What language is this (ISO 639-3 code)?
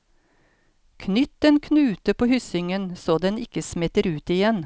nor